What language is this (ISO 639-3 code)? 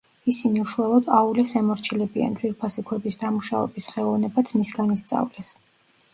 kat